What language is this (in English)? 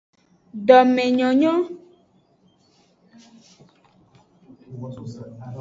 Aja (Benin)